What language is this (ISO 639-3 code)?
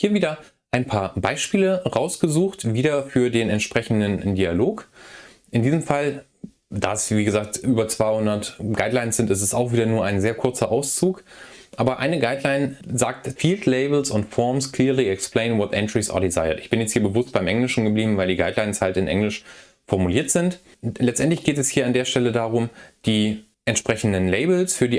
deu